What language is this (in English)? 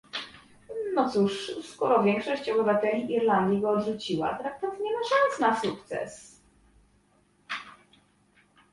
Polish